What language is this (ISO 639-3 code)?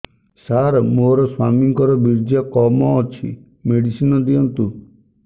ori